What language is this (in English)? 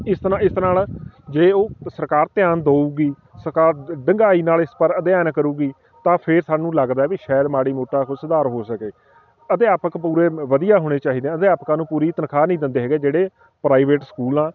Punjabi